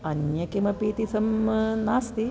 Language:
Sanskrit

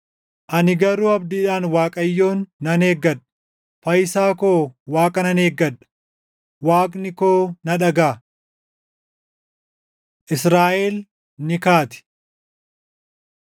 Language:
Oromo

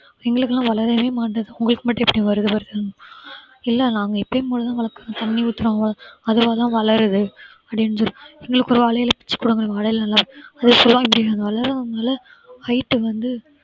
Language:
Tamil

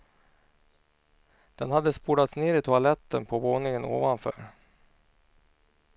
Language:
Swedish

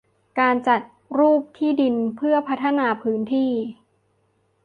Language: Thai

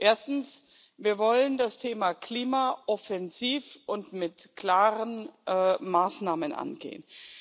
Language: German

